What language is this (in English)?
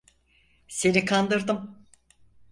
Turkish